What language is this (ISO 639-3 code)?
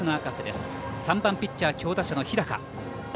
jpn